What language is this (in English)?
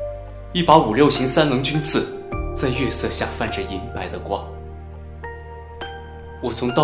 Chinese